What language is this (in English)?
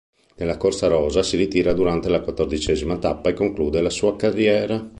Italian